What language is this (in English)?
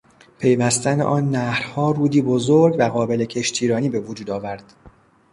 Persian